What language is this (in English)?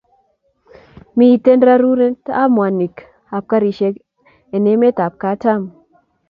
Kalenjin